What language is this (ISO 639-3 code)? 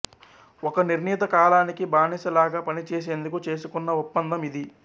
tel